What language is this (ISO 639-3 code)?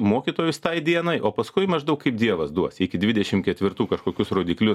lit